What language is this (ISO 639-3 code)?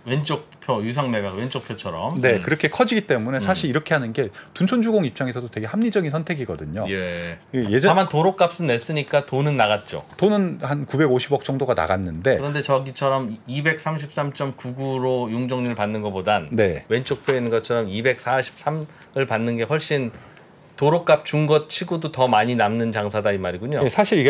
kor